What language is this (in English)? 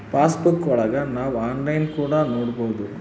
Kannada